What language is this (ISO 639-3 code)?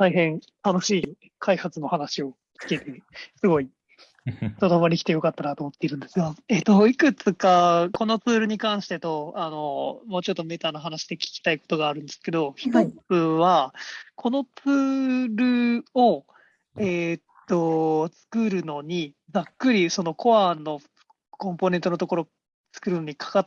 jpn